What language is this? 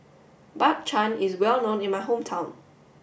English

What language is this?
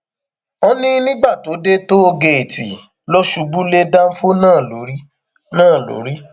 Yoruba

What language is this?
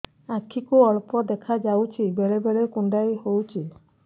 Odia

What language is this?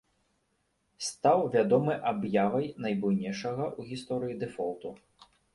Belarusian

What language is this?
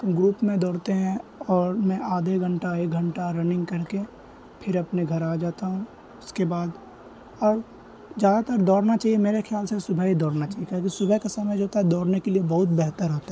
Urdu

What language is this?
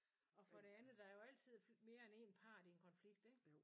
Danish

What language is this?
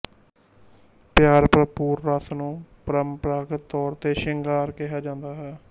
Punjabi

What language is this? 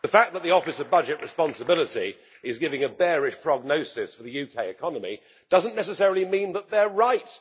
English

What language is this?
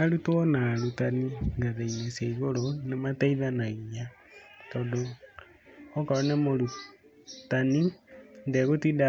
Kikuyu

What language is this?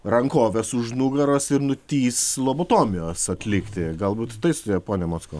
Lithuanian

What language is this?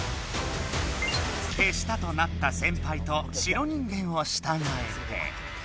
Japanese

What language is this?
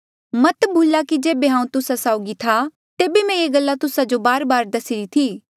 Mandeali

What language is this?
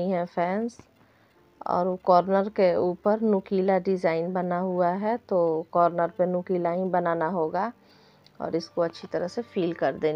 Hindi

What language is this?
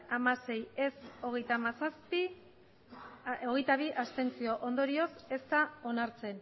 Basque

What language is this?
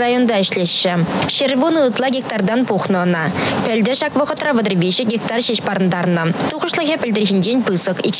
Russian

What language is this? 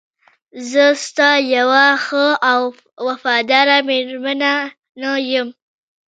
Pashto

